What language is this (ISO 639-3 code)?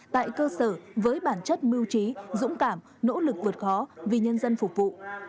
vie